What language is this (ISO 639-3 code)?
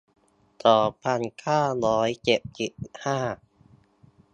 tha